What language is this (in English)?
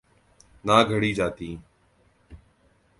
Urdu